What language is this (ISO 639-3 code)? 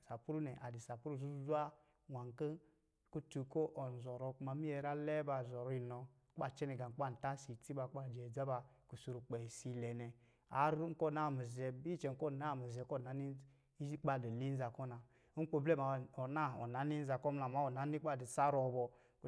mgi